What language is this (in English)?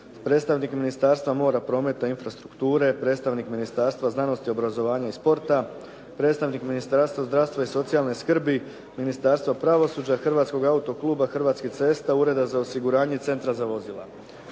Croatian